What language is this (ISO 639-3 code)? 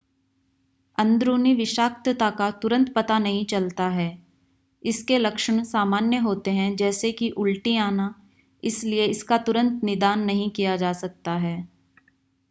hin